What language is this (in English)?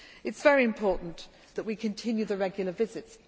English